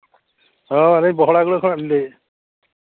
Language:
Santali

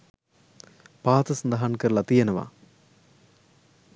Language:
Sinhala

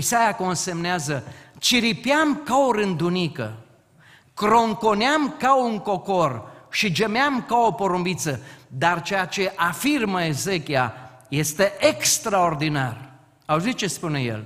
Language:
Romanian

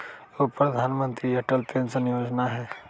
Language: Magahi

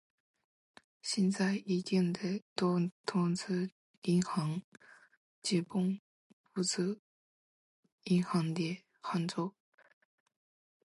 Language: Chinese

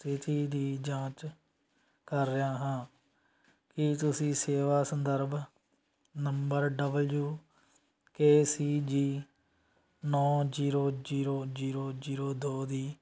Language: Punjabi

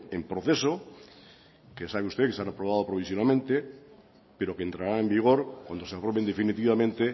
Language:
Spanish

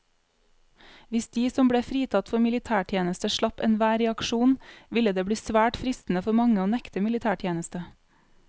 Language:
Norwegian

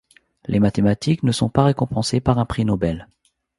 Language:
French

